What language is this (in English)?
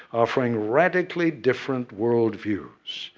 English